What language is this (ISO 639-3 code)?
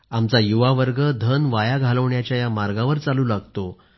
mar